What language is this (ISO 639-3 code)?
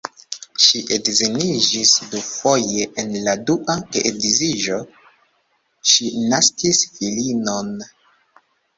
epo